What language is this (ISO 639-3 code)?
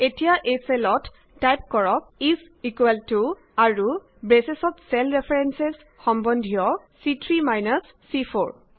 asm